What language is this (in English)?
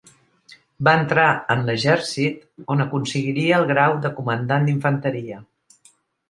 Catalan